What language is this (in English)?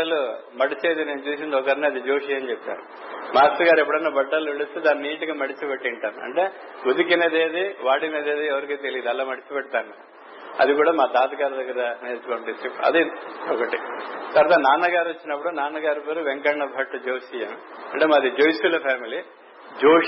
Telugu